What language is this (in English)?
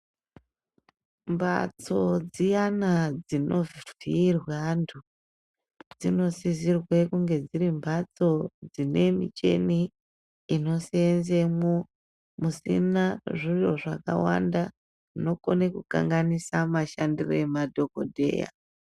Ndau